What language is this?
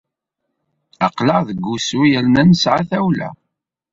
Kabyle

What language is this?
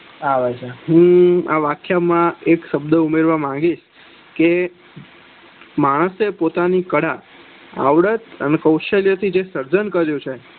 Gujarati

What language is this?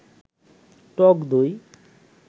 Bangla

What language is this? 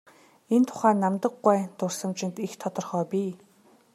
Mongolian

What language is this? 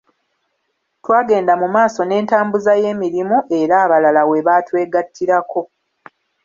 Ganda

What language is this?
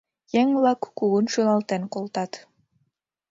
Mari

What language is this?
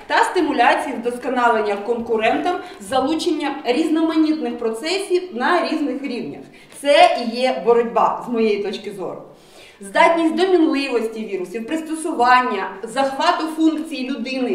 Ukrainian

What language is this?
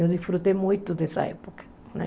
Portuguese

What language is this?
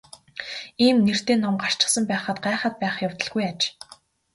Mongolian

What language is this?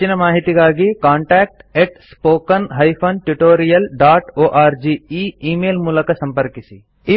Kannada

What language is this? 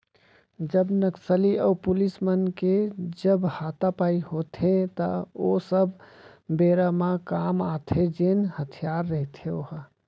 Chhattisgarhi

